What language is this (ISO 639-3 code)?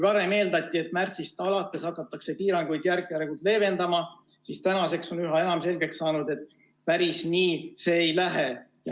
est